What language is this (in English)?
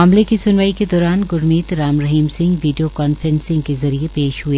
Hindi